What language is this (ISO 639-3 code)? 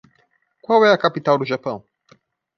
por